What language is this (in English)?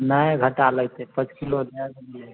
Maithili